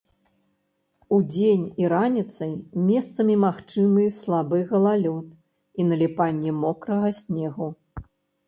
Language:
Belarusian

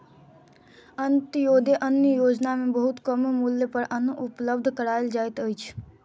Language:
Maithili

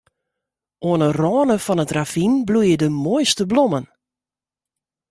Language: Western Frisian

